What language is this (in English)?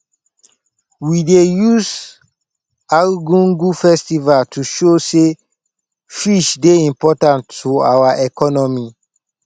Nigerian Pidgin